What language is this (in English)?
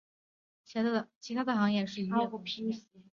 Chinese